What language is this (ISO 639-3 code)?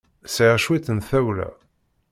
kab